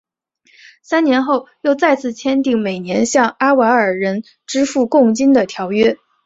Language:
Chinese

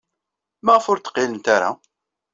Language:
Kabyle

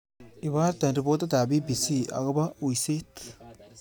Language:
Kalenjin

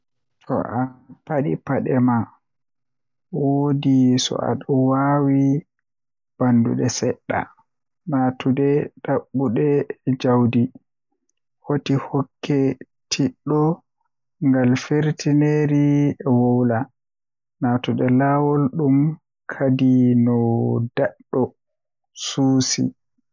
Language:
Western Niger Fulfulde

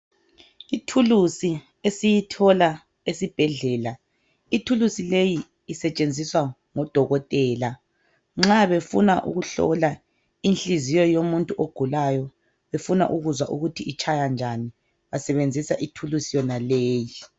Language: North Ndebele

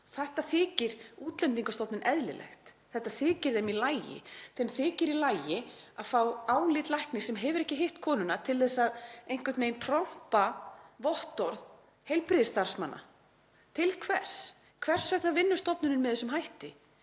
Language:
Icelandic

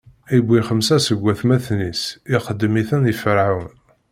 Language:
Kabyle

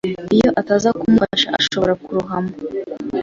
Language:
Kinyarwanda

